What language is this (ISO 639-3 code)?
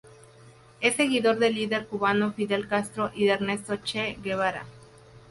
spa